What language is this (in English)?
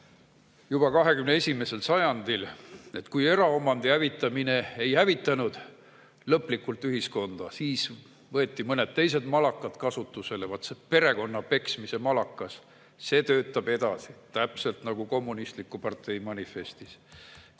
Estonian